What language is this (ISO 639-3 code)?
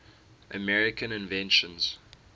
eng